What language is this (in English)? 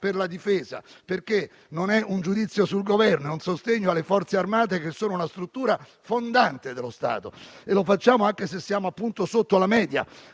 Italian